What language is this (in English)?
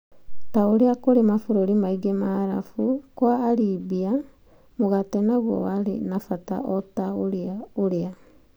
Kikuyu